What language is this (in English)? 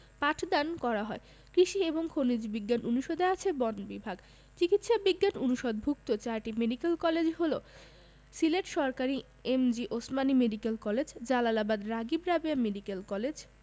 Bangla